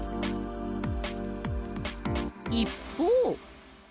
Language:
Japanese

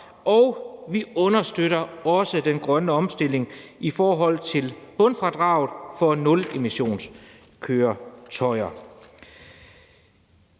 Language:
Danish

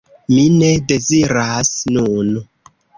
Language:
Esperanto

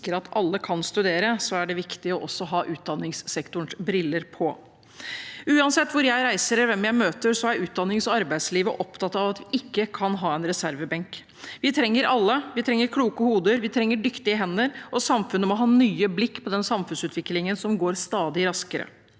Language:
Norwegian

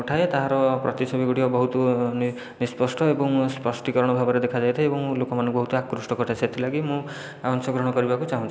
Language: Odia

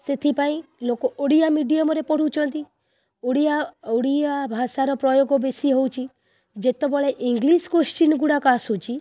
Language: Odia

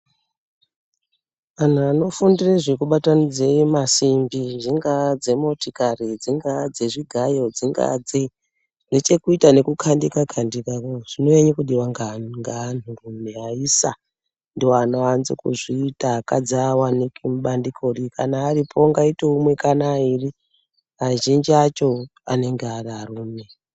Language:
Ndau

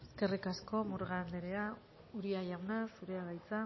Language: Basque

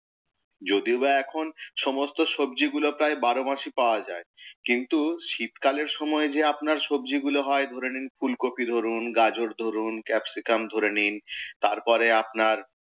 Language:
Bangla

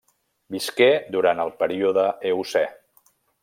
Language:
Catalan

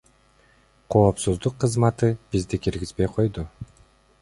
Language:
Kyrgyz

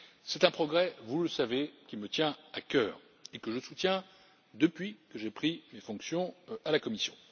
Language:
French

